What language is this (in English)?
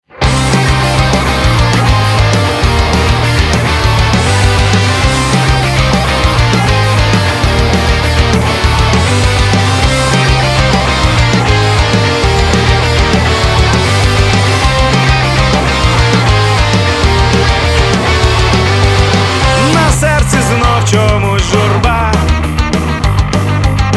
Ukrainian